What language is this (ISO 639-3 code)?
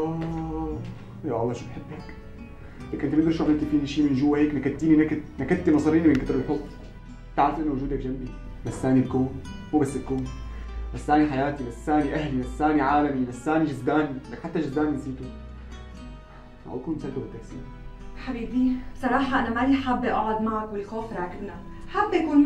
ara